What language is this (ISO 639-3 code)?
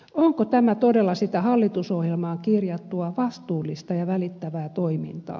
fin